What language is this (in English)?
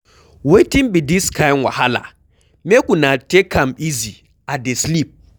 Nigerian Pidgin